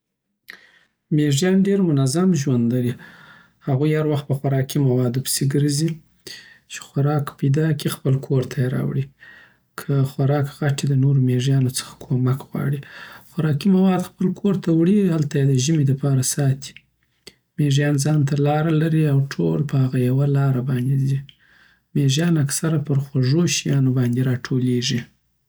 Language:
Southern Pashto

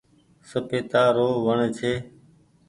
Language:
Goaria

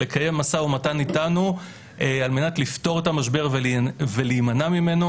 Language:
Hebrew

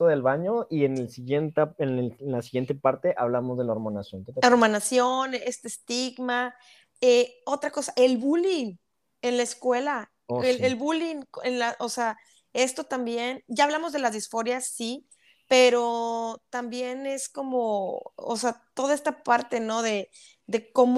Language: Spanish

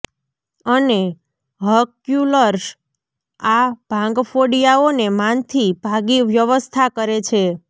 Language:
Gujarati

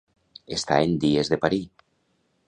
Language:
Catalan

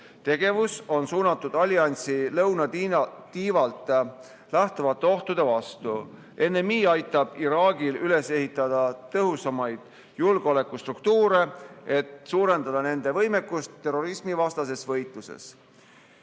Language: Estonian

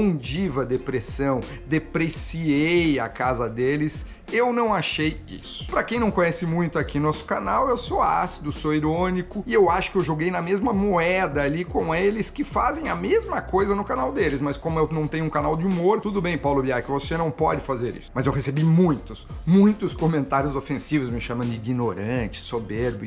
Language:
Portuguese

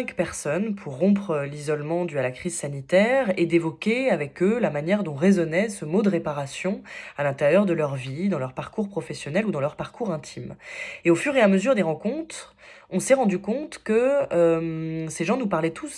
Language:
French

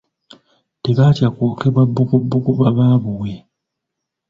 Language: Ganda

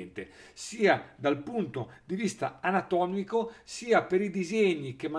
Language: Italian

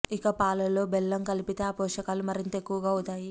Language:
Telugu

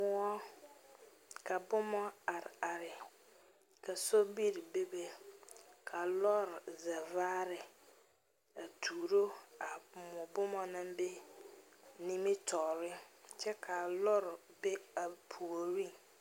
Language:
Southern Dagaare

